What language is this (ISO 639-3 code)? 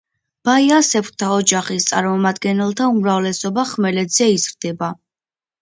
kat